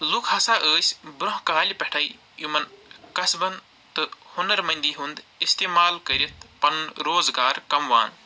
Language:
Kashmiri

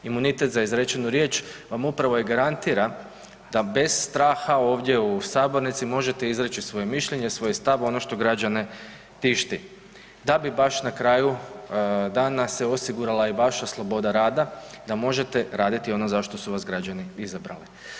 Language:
Croatian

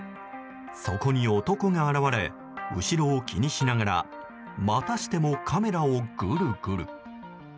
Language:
Japanese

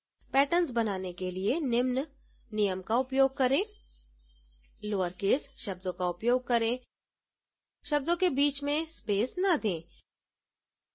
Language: Hindi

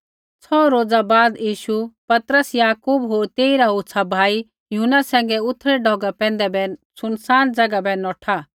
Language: Kullu Pahari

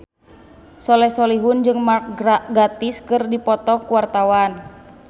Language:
Sundanese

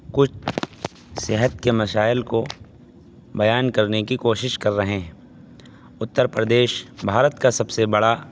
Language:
Urdu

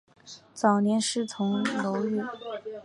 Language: Chinese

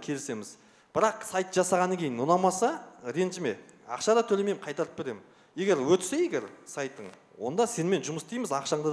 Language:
Russian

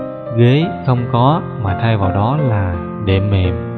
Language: Vietnamese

